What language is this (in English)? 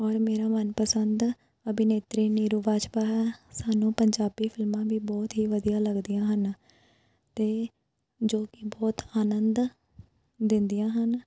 Punjabi